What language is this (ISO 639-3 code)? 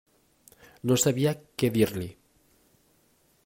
cat